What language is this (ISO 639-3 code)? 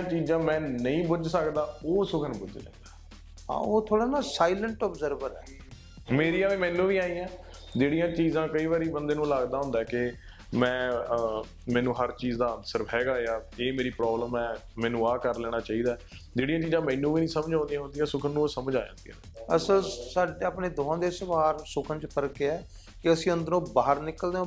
pan